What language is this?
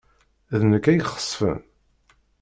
Kabyle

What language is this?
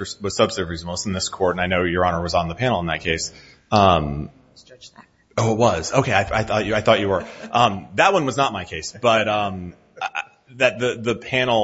English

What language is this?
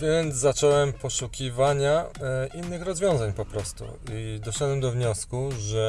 Polish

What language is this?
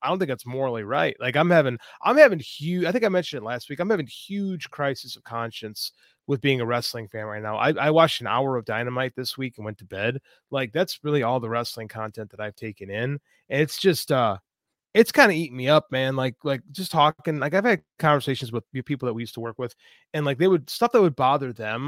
English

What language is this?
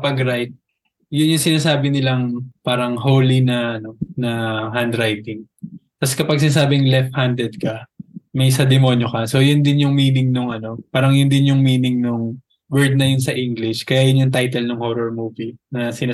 Filipino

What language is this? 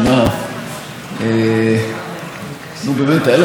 Hebrew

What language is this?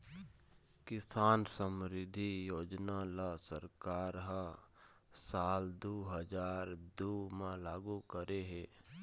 Chhattisgarhi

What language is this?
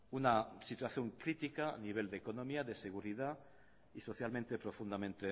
Spanish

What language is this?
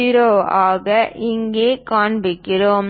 Tamil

